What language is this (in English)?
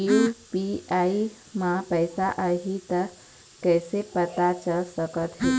Chhattisgarhi